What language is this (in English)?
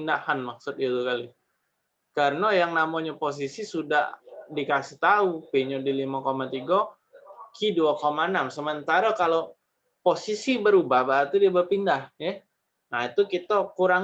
Indonesian